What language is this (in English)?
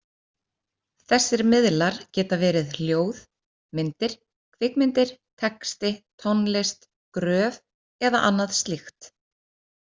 Icelandic